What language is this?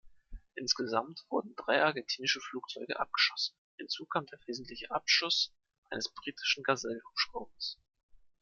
German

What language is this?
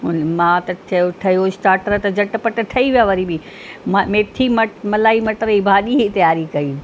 Sindhi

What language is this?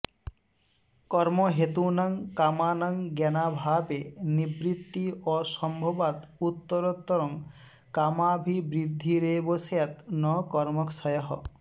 Sanskrit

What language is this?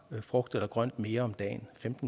Danish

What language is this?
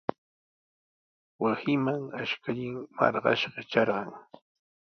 Sihuas Ancash Quechua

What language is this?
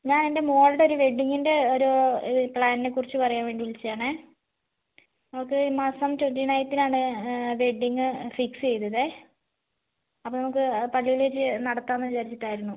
Malayalam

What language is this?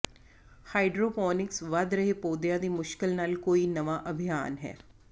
Punjabi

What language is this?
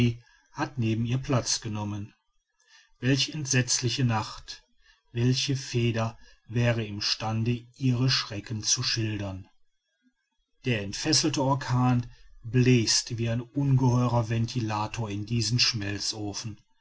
German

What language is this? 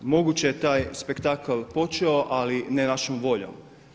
Croatian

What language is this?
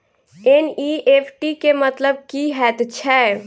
Maithili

